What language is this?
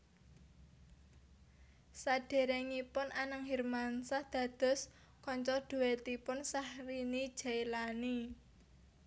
Javanese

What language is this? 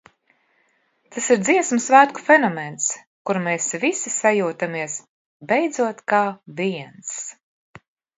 Latvian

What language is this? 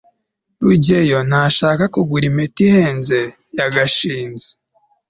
Kinyarwanda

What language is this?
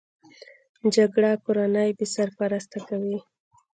Pashto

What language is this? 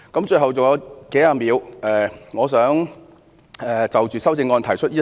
Cantonese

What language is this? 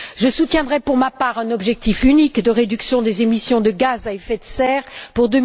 French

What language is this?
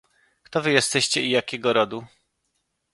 Polish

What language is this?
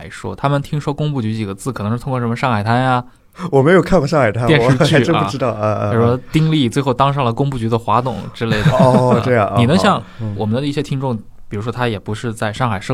Chinese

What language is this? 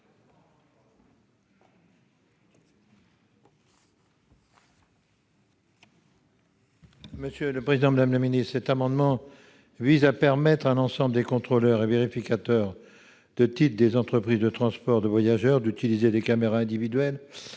French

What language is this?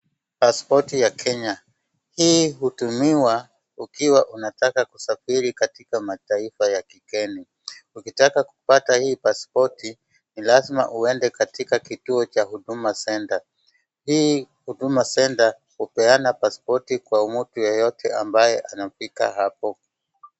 Swahili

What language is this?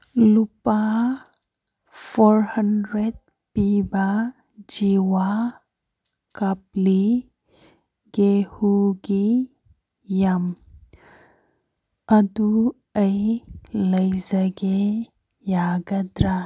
Manipuri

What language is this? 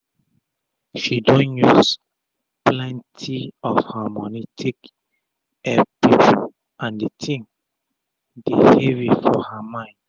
Nigerian Pidgin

